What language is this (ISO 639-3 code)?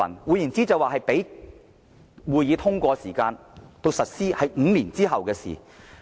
yue